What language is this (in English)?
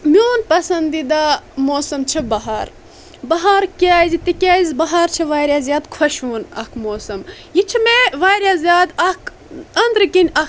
Kashmiri